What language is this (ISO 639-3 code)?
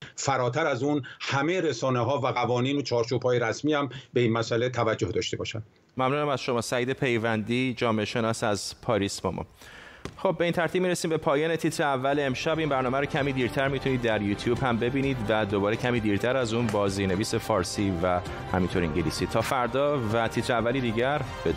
fas